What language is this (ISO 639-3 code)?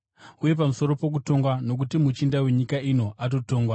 sna